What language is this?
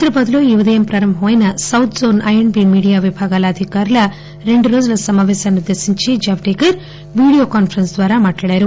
Telugu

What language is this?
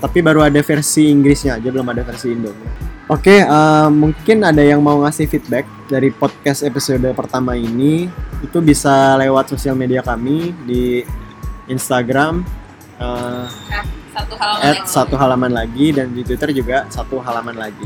Indonesian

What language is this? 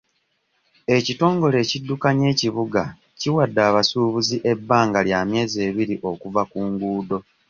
Ganda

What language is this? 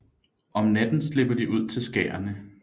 Danish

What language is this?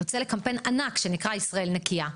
Hebrew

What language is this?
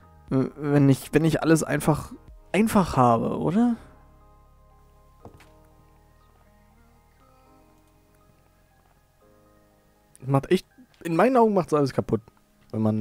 German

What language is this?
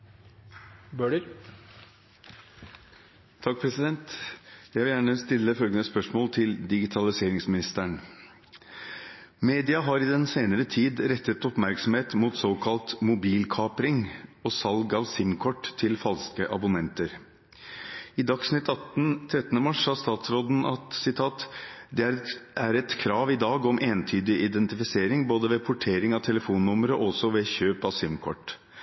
Norwegian Bokmål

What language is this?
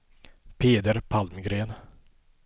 Swedish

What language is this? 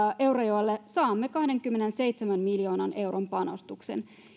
Finnish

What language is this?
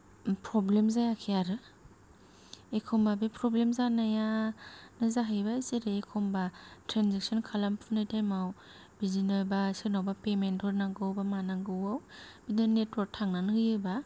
Bodo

